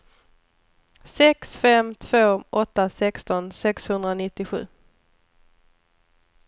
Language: Swedish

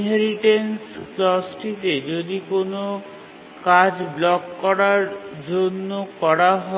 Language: Bangla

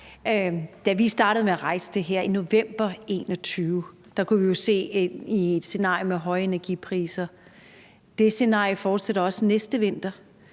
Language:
Danish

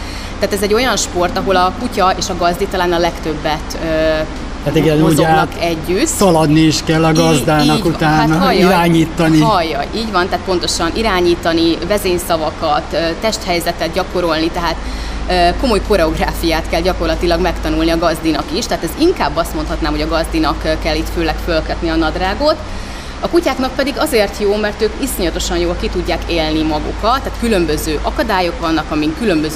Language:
Hungarian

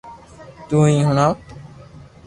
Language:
Loarki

